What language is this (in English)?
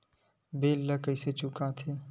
Chhattisgarhi